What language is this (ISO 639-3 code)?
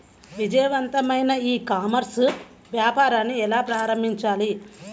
tel